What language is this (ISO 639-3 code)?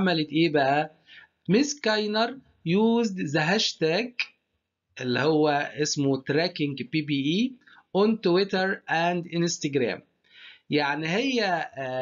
ara